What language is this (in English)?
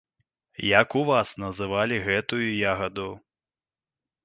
Belarusian